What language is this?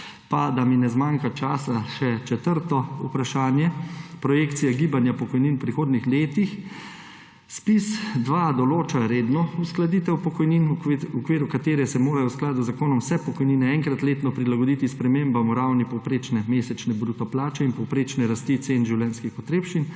Slovenian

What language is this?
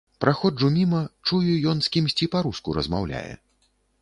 Belarusian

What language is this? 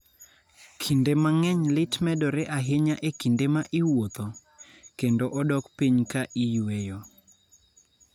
Luo (Kenya and Tanzania)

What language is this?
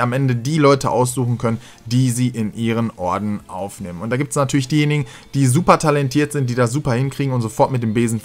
German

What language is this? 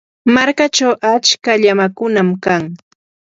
Yanahuanca Pasco Quechua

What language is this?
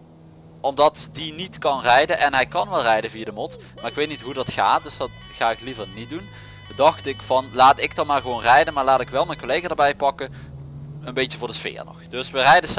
Dutch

